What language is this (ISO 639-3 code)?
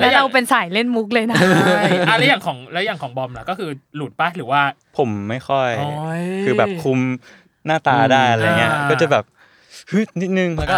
tha